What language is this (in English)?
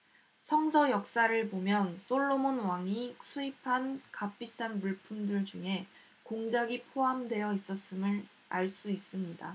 Korean